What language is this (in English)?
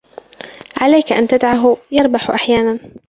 Arabic